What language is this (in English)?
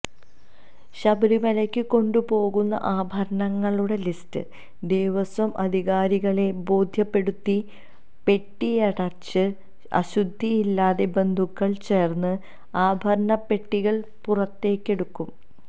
Malayalam